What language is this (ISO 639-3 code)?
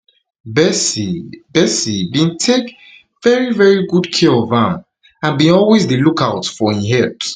pcm